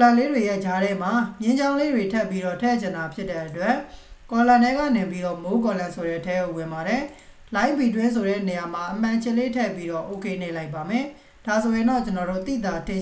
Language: Thai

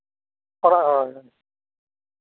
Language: Santali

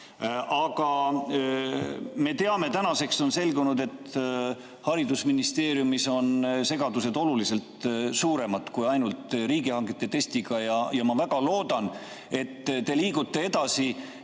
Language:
Estonian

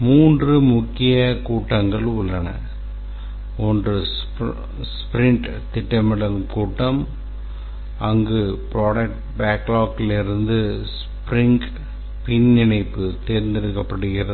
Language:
Tamil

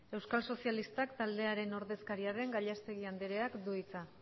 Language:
Basque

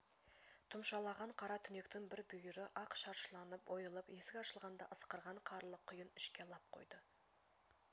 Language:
Kazakh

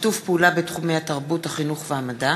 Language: Hebrew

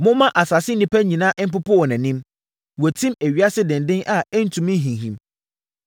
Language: Akan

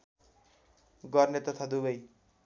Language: Nepali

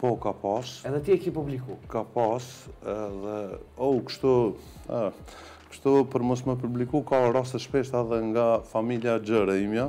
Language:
Romanian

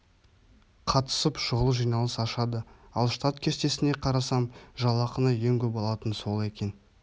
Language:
Kazakh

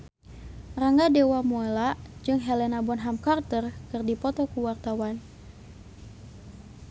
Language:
Sundanese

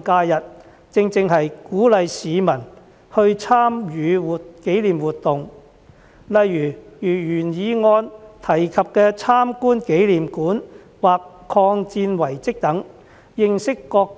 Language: Cantonese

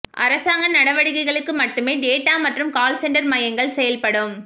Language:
Tamil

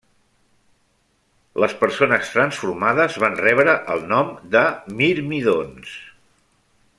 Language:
Catalan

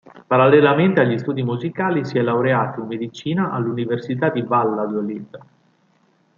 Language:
Italian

